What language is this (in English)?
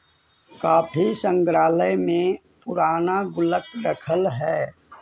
Magahi